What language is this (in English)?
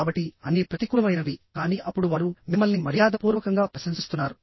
Telugu